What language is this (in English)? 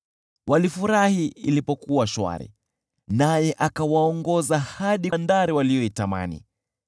Swahili